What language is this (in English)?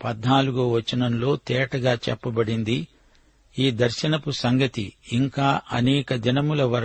Telugu